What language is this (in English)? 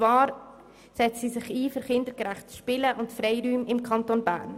Swiss German